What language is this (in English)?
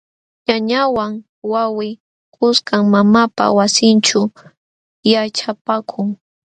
Jauja Wanca Quechua